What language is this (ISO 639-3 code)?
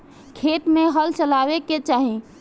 bho